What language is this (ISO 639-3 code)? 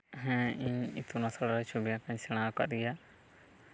sat